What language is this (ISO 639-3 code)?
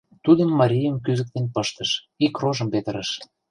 chm